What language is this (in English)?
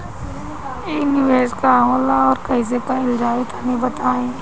Bhojpuri